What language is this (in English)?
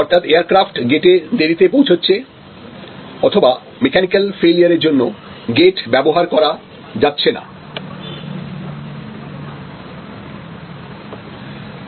Bangla